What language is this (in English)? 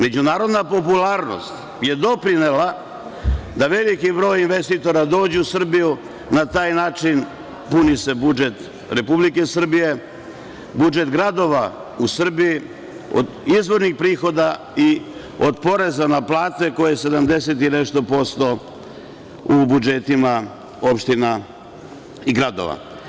Serbian